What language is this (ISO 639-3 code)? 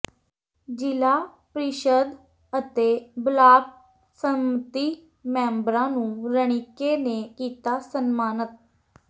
pan